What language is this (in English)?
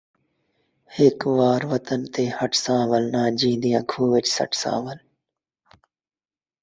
Saraiki